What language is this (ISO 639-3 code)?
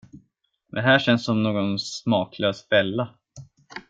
swe